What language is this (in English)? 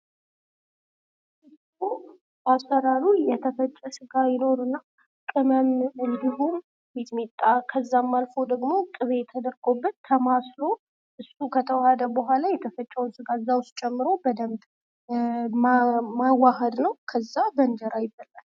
Amharic